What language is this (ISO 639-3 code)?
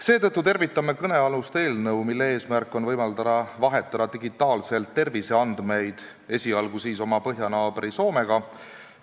est